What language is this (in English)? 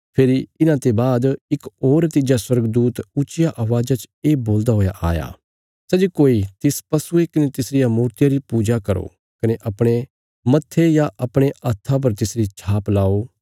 Bilaspuri